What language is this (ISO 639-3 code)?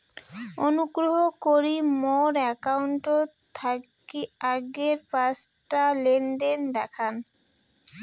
ben